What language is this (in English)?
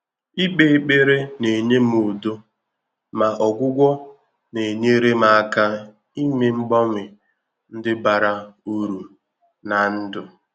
Igbo